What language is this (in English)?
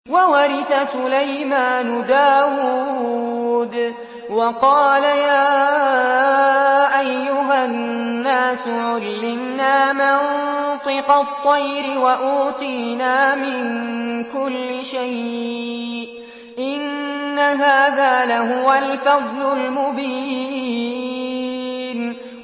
Arabic